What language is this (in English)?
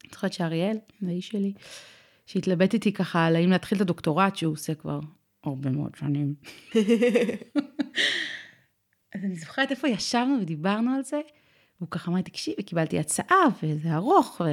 Hebrew